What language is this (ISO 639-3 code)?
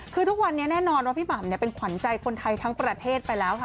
tha